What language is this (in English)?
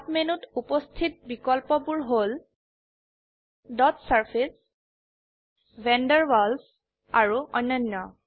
Assamese